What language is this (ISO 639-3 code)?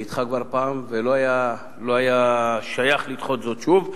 heb